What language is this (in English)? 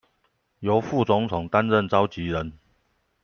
Chinese